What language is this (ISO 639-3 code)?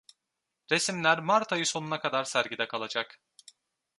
tur